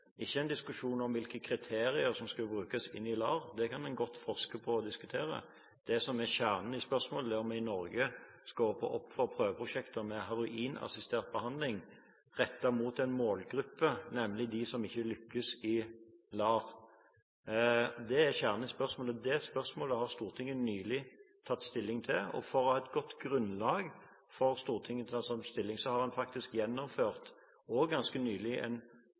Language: Norwegian Bokmål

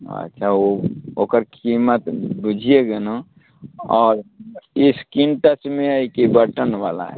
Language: Maithili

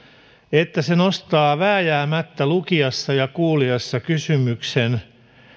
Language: Finnish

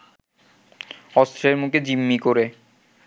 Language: Bangla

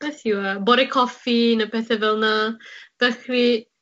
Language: Welsh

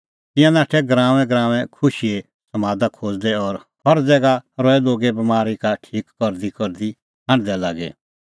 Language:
Kullu Pahari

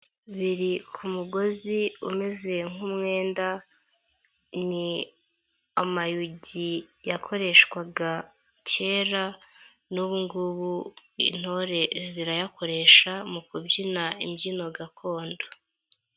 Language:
Kinyarwanda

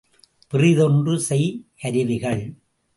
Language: Tamil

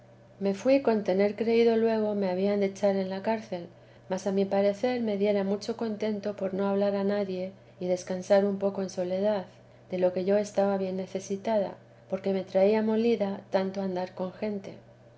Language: Spanish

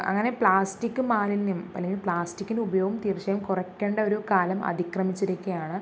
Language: Malayalam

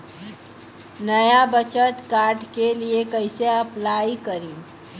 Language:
Bhojpuri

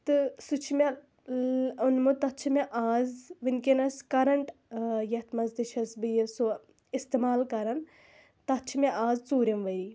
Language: Kashmiri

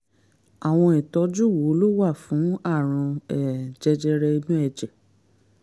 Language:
Yoruba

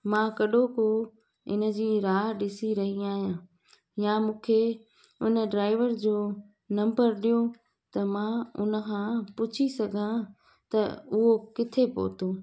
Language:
Sindhi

